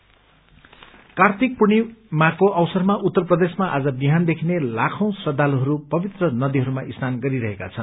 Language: Nepali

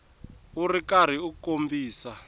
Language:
Tsonga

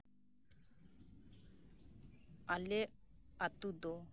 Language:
Santali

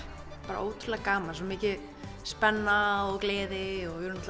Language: Icelandic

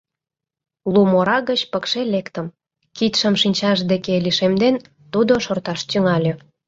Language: Mari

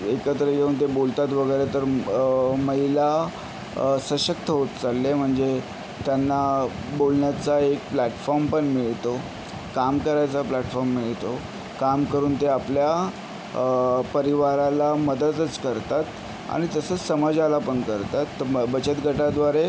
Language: Marathi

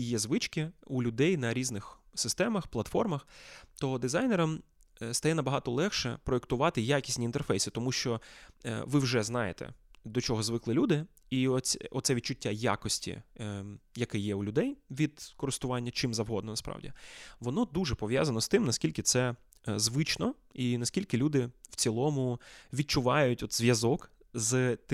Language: Ukrainian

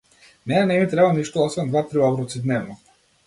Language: Macedonian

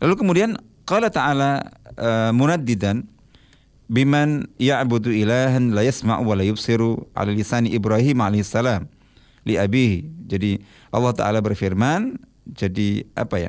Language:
Indonesian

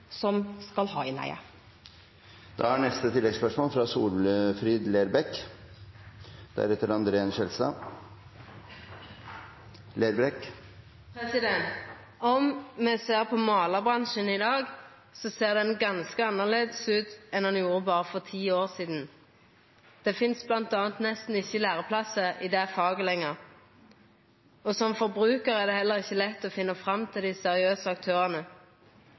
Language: Norwegian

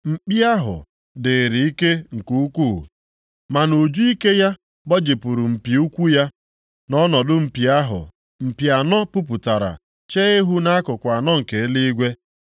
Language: Igbo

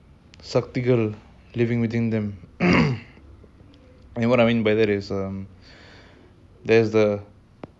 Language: English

